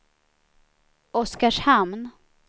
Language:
Swedish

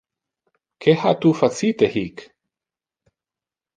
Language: Interlingua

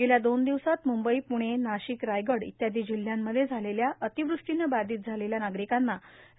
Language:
Marathi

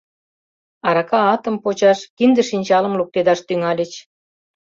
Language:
Mari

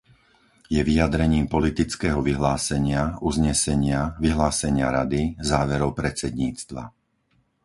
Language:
Slovak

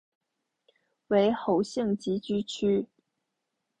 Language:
Chinese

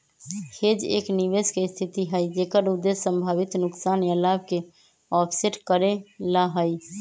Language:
Magahi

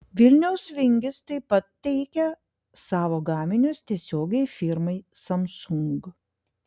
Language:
Lithuanian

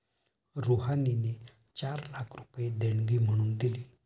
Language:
Marathi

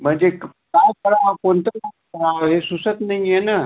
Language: Marathi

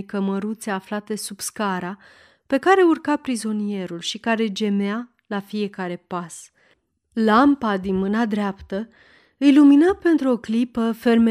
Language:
Romanian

